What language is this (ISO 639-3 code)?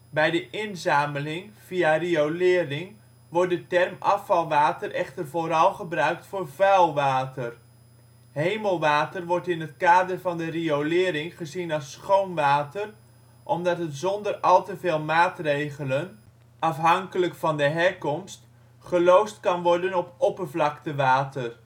nld